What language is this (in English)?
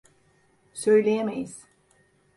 Turkish